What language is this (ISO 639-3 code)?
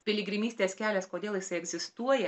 lit